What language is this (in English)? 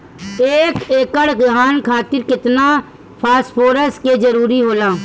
Bhojpuri